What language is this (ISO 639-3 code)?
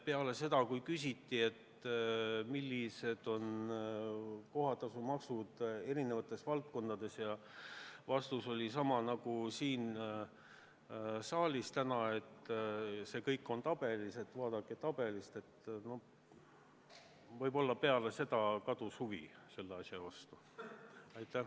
est